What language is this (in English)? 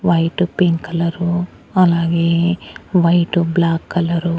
Telugu